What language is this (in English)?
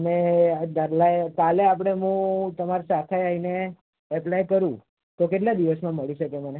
Gujarati